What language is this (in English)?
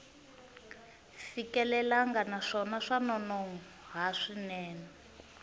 Tsonga